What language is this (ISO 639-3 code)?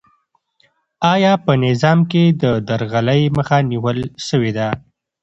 pus